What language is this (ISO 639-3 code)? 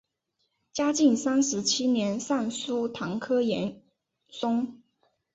zho